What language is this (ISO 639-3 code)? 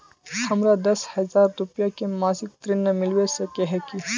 mag